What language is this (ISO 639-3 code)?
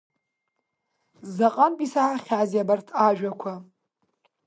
abk